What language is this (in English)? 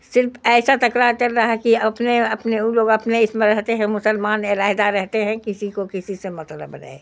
Urdu